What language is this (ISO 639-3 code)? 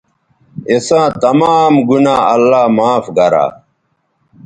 btv